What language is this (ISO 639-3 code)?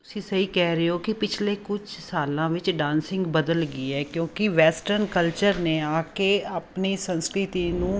pan